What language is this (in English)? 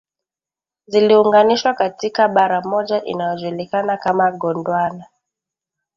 Swahili